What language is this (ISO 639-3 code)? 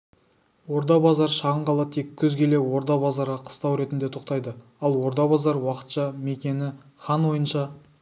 kaz